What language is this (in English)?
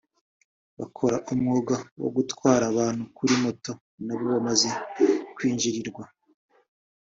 Kinyarwanda